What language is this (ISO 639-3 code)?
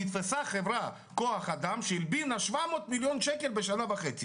heb